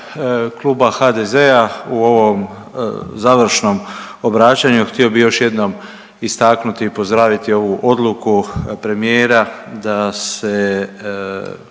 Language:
Croatian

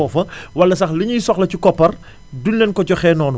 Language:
Wolof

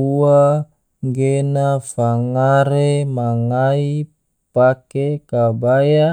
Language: Tidore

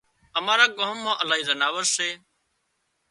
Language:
Wadiyara Koli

